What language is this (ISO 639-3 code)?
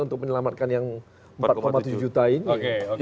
ind